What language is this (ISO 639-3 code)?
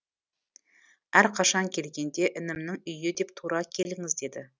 kaz